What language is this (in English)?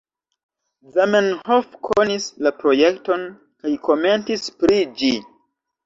Esperanto